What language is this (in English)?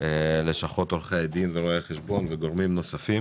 Hebrew